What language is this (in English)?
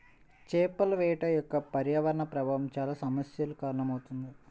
Telugu